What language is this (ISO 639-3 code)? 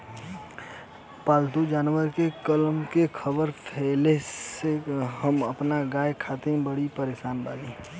bho